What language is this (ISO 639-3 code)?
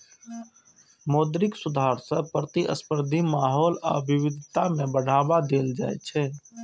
mai